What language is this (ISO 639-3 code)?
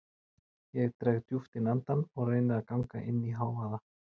isl